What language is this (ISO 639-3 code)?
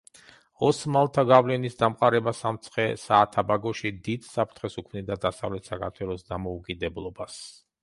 kat